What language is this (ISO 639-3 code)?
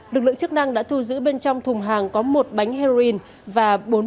vie